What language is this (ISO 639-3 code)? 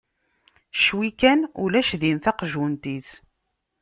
kab